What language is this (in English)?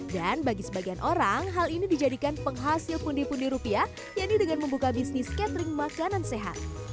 Indonesian